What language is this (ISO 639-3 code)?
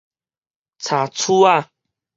nan